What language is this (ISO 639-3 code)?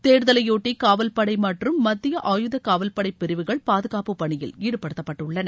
tam